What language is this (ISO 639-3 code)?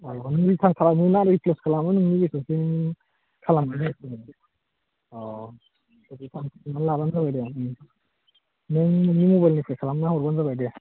brx